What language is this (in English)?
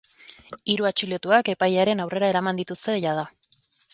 Basque